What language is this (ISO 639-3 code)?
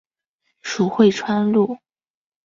zho